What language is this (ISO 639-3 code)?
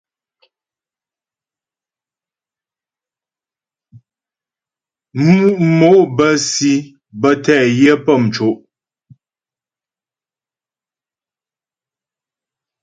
bbj